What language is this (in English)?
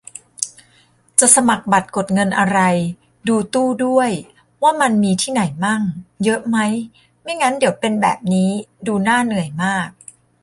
Thai